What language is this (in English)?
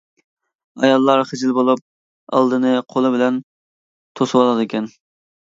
Uyghur